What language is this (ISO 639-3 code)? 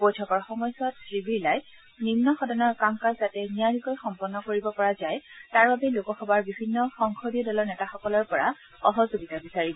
asm